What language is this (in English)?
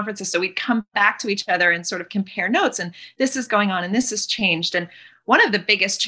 English